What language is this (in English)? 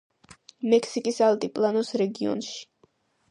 Georgian